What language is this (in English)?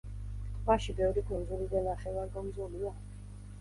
Georgian